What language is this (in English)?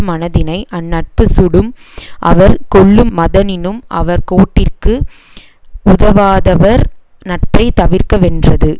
Tamil